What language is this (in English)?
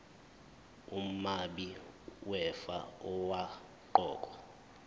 Zulu